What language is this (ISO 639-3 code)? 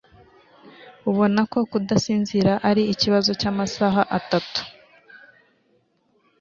kin